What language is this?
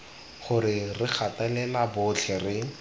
Tswana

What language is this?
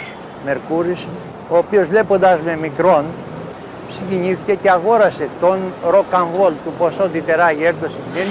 Greek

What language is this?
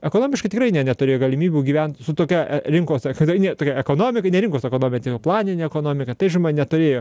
Lithuanian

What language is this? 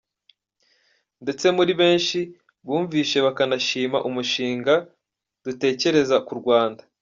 Kinyarwanda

